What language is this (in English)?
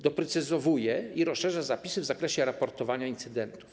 Polish